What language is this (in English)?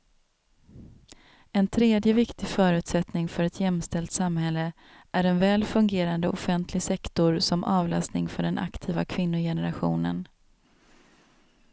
Swedish